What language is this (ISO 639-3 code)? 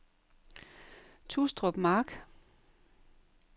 dan